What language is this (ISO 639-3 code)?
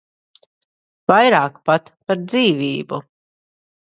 lav